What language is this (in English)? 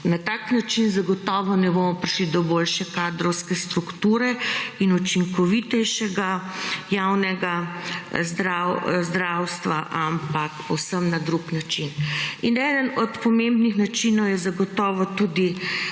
Slovenian